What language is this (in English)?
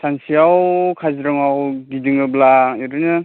Bodo